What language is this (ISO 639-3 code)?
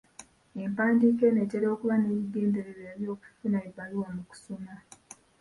lug